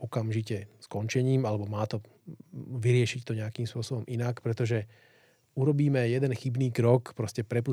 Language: Slovak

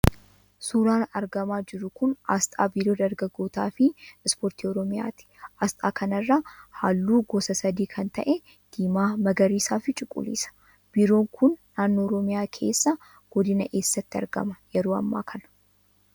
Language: Oromo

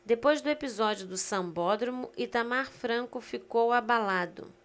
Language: Portuguese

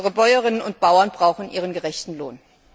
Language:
German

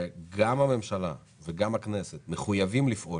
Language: Hebrew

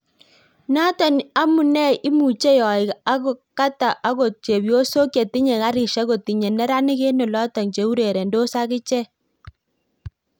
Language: Kalenjin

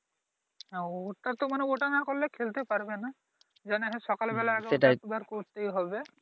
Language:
Bangla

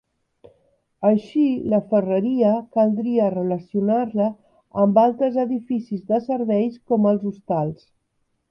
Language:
Catalan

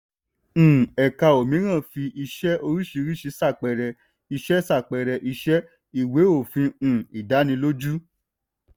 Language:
Yoruba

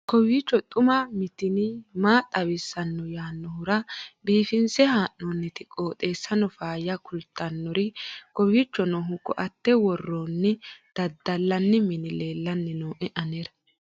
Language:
Sidamo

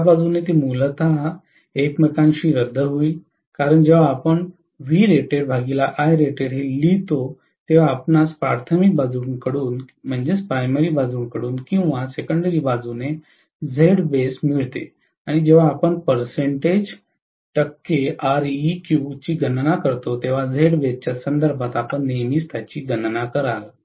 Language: Marathi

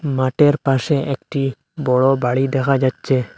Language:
Bangla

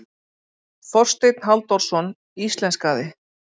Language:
Icelandic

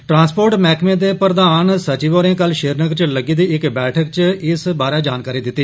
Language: Dogri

